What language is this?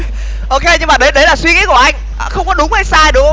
Vietnamese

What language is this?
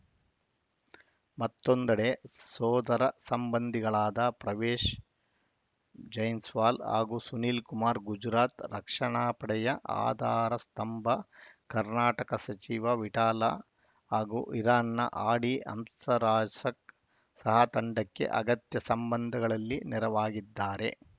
Kannada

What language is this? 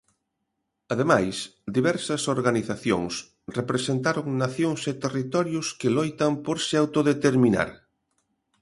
Galician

